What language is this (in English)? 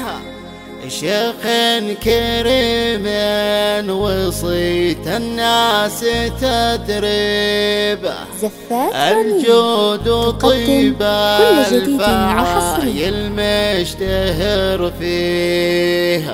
Arabic